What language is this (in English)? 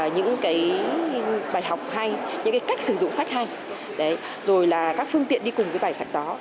Vietnamese